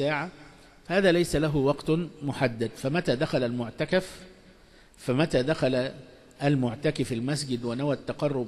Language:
Arabic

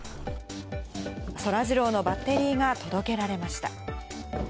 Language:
Japanese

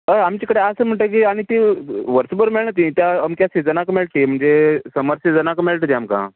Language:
Konkani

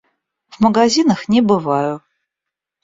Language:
Russian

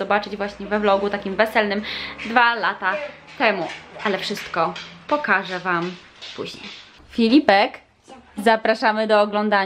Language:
Polish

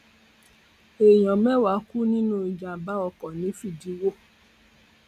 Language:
Yoruba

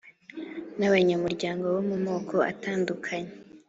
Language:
Kinyarwanda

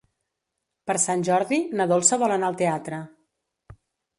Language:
Catalan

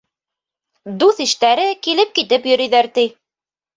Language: Bashkir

